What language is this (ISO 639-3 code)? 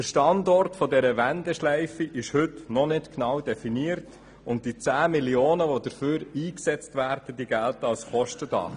gsw